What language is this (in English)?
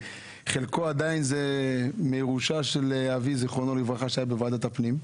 Hebrew